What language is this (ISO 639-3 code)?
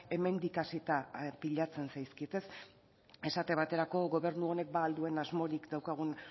eus